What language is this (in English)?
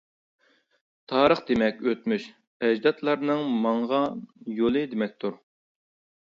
Uyghur